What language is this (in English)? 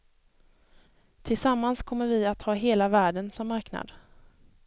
Swedish